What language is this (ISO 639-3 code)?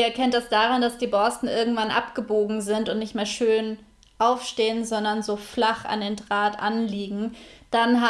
deu